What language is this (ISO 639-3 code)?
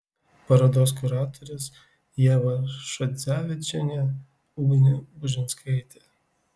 lit